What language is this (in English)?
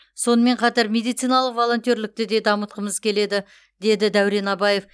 Kazakh